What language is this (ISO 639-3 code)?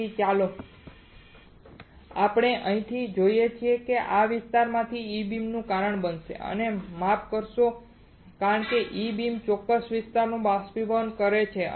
guj